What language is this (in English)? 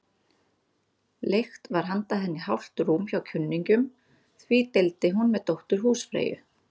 Icelandic